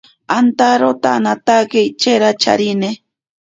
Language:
Ashéninka Perené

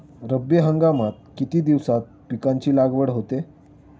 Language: Marathi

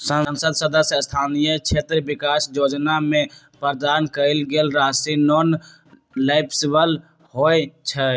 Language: Magahi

